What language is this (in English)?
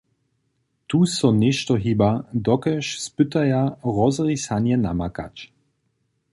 Upper Sorbian